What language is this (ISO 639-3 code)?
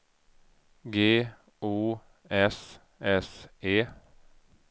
swe